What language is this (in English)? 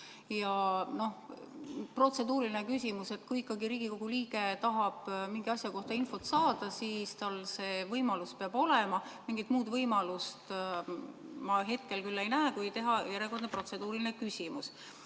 Estonian